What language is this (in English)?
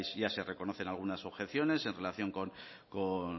Spanish